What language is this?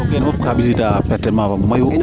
Serer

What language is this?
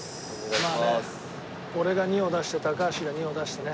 Japanese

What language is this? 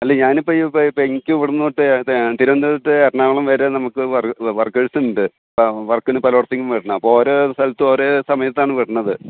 Malayalam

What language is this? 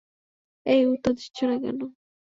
Bangla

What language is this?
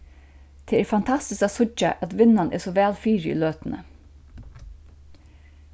Faroese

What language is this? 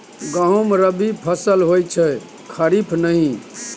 Maithili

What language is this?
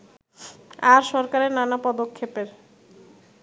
Bangla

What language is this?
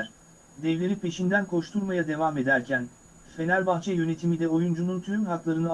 Turkish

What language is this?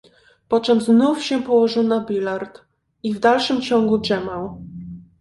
Polish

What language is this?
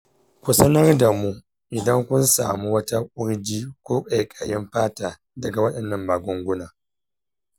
Hausa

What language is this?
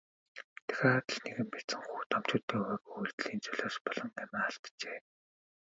Mongolian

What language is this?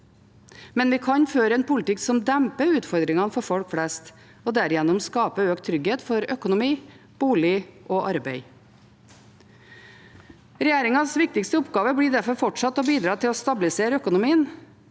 Norwegian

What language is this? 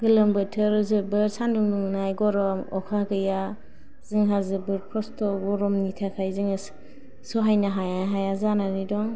Bodo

